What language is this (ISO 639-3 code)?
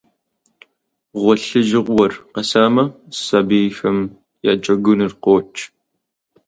kbd